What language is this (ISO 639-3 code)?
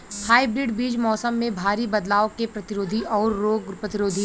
bho